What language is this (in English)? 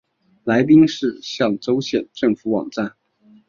Chinese